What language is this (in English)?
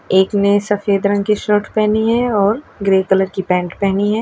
Hindi